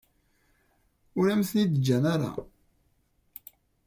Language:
Kabyle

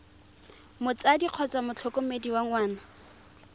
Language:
Tswana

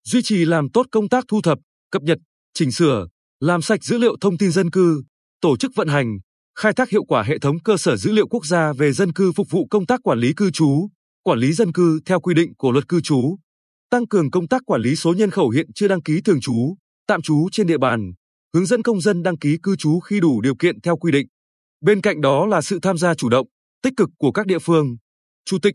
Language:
Vietnamese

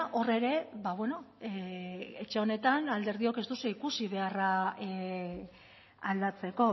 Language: Basque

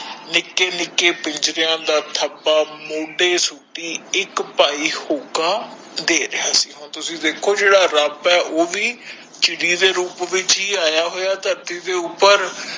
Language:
Punjabi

